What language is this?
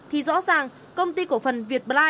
Vietnamese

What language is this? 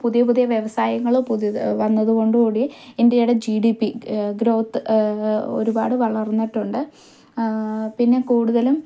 Malayalam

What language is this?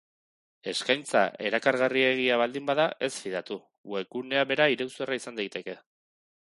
Basque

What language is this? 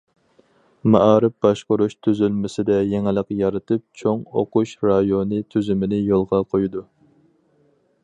Uyghur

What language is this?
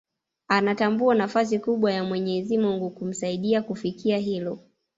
Swahili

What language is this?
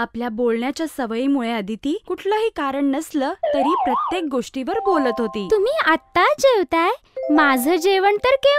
Hindi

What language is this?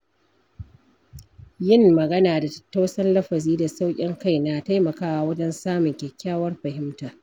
Hausa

